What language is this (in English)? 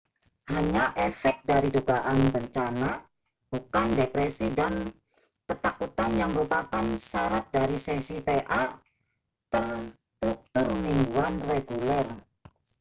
Indonesian